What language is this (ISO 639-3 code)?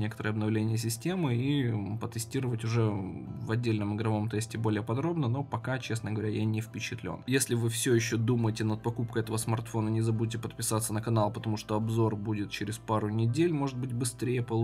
rus